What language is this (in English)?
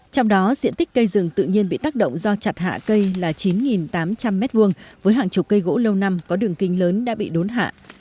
Vietnamese